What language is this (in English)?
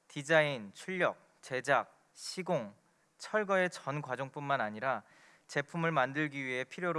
Korean